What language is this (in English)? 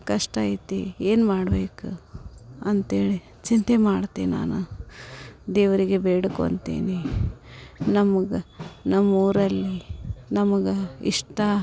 Kannada